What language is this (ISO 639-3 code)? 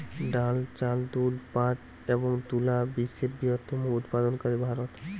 ben